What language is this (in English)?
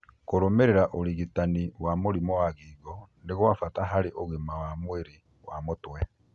Kikuyu